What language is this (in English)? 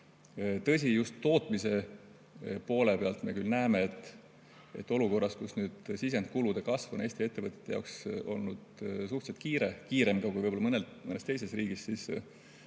Estonian